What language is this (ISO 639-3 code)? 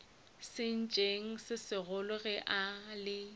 nso